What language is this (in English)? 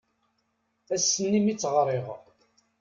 Kabyle